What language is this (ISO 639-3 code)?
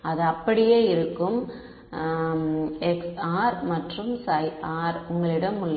tam